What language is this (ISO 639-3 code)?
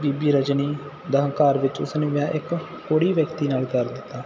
pan